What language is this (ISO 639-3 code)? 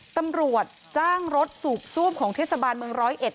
tha